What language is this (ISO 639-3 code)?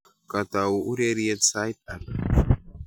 kln